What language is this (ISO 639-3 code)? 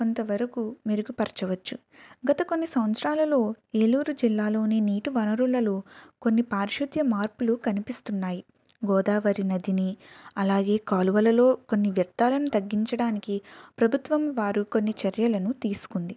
tel